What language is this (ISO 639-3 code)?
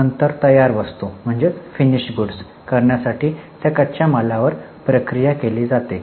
mar